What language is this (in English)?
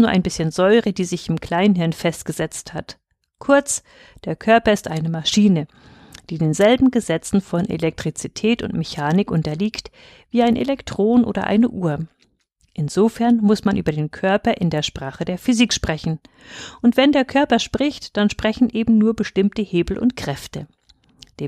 German